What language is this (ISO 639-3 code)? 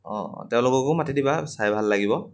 asm